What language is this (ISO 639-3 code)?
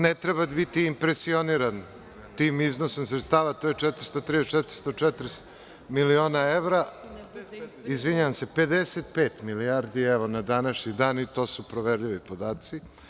srp